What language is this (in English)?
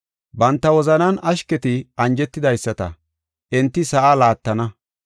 Gofa